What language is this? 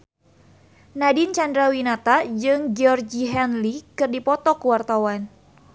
Sundanese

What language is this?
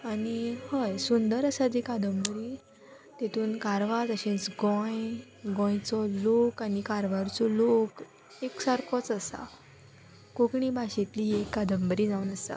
Konkani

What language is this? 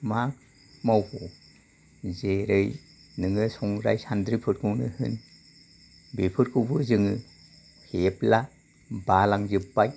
Bodo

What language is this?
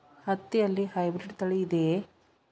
Kannada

